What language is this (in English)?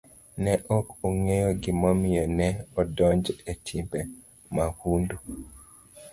Luo (Kenya and Tanzania)